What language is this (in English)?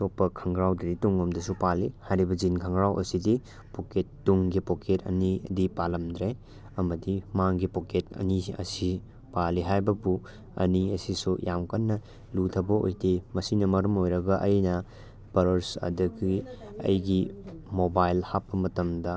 Manipuri